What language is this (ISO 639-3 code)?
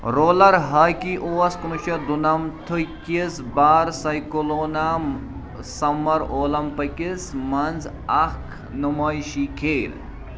kas